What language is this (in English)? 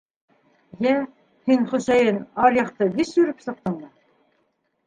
Bashkir